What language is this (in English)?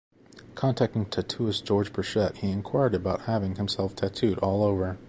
English